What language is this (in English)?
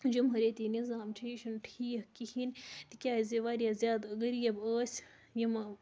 Kashmiri